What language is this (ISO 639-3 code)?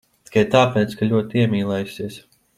lav